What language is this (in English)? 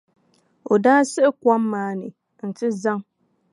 Dagbani